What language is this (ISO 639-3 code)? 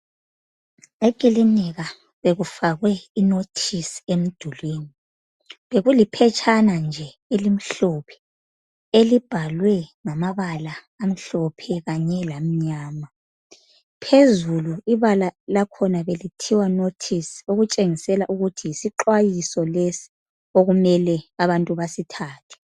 nde